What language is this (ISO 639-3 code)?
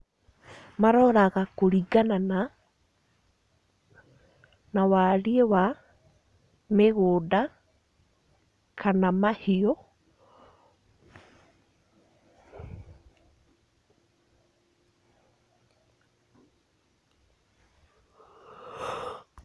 kik